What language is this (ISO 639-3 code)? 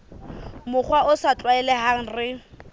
sot